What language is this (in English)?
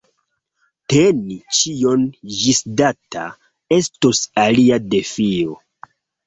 Esperanto